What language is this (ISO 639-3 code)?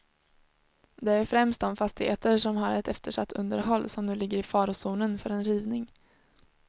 swe